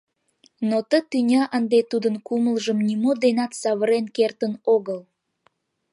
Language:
Mari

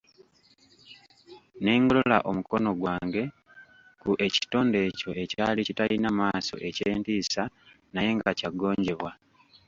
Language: Ganda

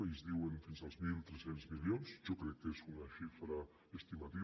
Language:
Catalan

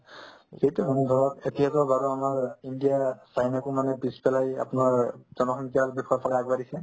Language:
Assamese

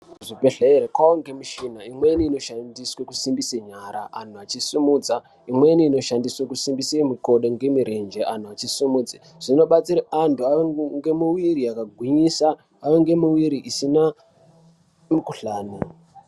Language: Ndau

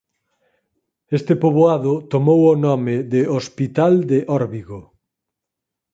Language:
Galician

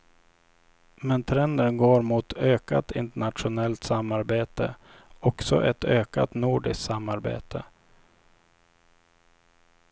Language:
Swedish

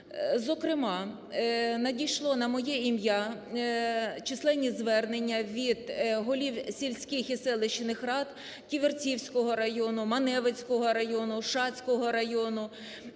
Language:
Ukrainian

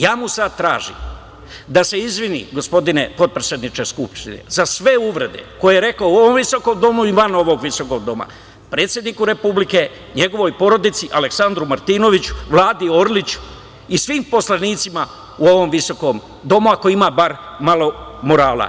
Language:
Serbian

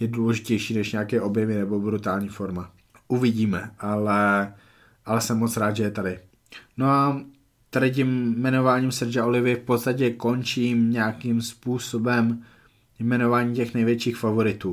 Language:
Czech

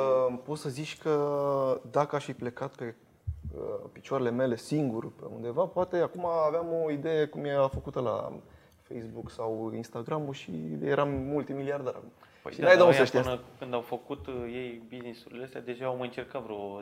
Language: Romanian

